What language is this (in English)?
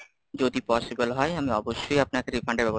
Bangla